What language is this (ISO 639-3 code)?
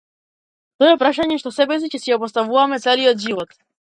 mkd